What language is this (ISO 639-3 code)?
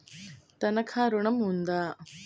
tel